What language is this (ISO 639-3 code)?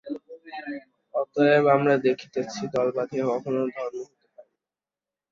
ben